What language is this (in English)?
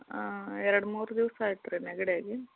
Kannada